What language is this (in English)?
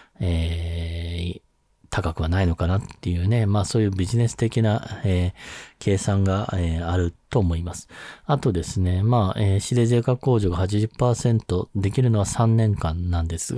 Japanese